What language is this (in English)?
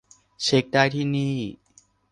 Thai